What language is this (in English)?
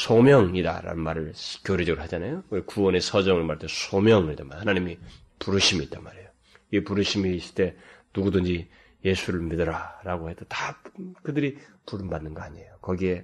Korean